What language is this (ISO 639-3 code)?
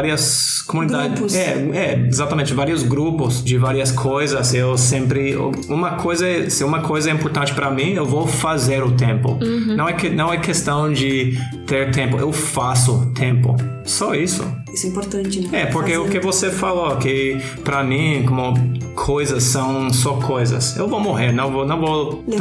por